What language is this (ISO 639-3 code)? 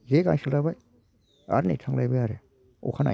brx